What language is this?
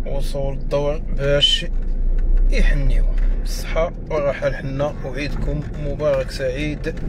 Arabic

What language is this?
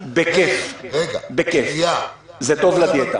Hebrew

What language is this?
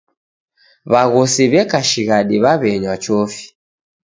Taita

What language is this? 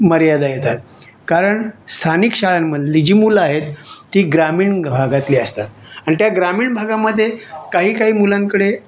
Marathi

